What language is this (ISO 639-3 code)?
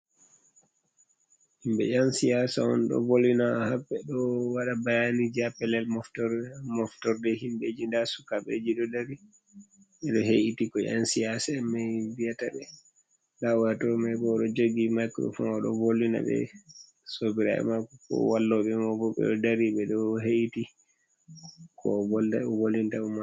ful